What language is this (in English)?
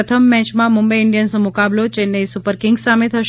Gujarati